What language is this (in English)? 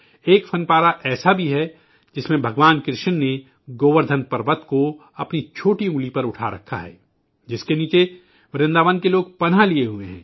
Urdu